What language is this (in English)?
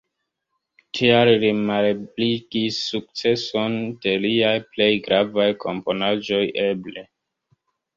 Esperanto